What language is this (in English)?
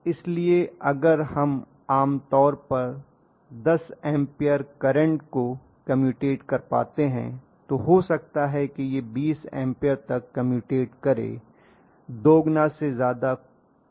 Hindi